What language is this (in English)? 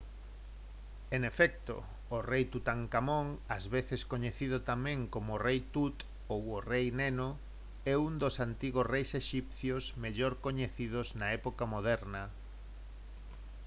Galician